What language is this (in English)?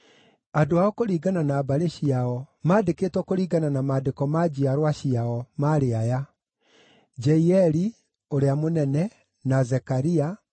Kikuyu